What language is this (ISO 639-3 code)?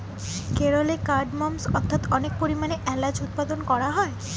ben